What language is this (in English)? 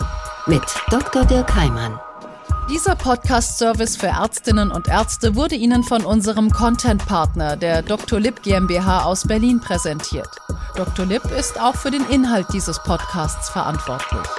German